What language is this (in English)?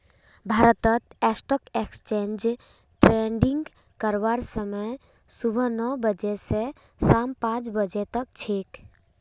Magahi